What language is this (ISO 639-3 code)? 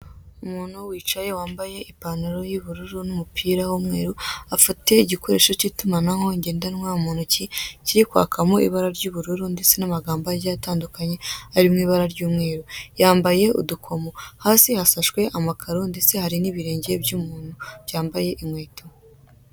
kin